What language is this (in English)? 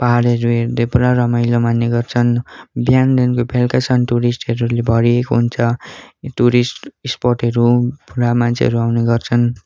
Nepali